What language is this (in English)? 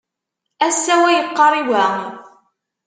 Kabyle